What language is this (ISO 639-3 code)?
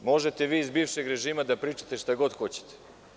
srp